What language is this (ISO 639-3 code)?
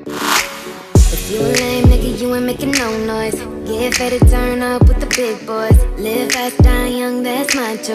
eng